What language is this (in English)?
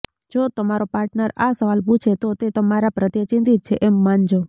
Gujarati